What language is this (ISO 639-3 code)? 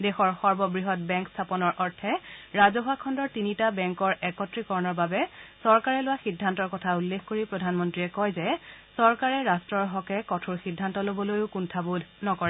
asm